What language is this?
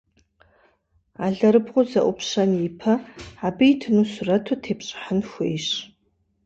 Kabardian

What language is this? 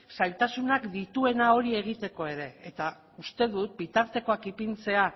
Basque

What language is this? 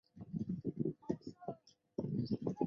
Chinese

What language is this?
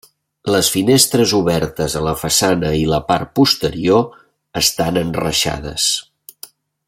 Catalan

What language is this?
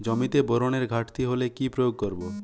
Bangla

